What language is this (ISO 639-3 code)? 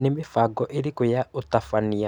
kik